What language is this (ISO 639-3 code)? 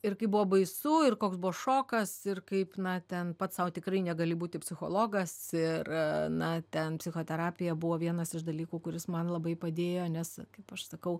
lit